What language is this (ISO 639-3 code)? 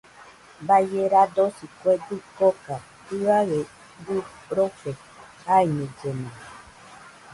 hux